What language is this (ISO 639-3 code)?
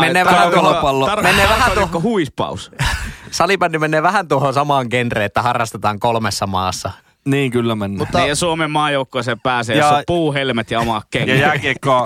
fin